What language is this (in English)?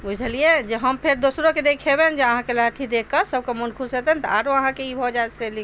Maithili